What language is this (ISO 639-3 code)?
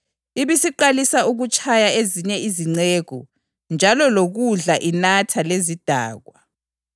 nde